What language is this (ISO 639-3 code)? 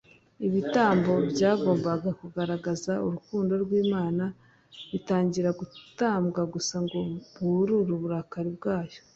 kin